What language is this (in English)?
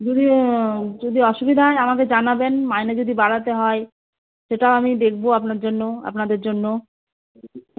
Bangla